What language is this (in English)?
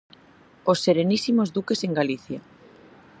Galician